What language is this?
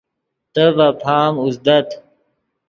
Yidgha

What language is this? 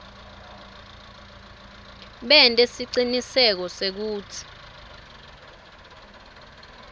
Swati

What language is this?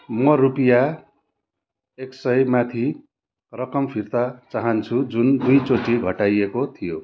Nepali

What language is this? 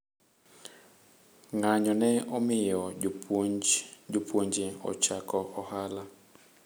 Luo (Kenya and Tanzania)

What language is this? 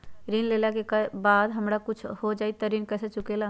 Magahi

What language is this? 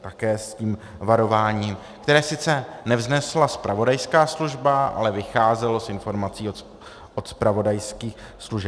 Czech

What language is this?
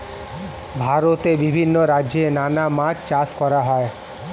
Bangla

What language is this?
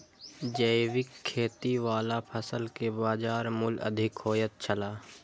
Maithili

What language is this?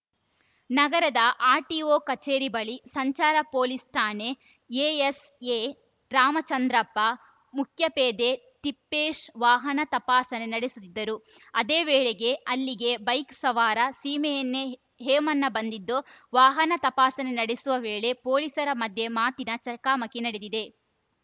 Kannada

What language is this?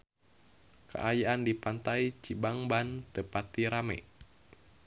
Sundanese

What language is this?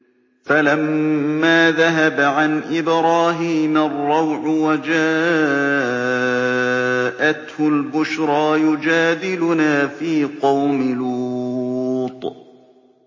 Arabic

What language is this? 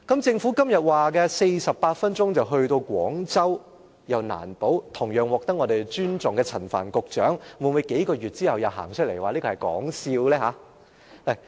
Cantonese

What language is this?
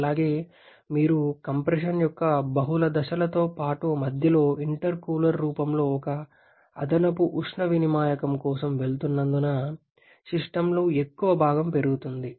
Telugu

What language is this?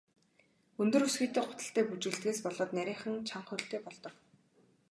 Mongolian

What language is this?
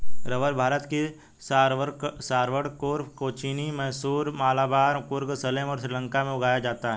Hindi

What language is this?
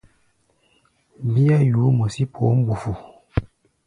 Gbaya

